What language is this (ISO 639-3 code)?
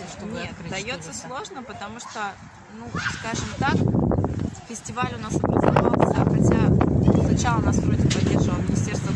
rus